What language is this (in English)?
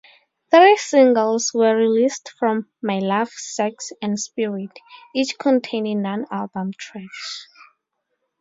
English